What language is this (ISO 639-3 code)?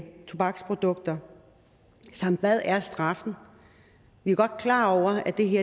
dan